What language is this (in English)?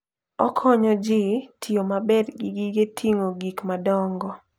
Luo (Kenya and Tanzania)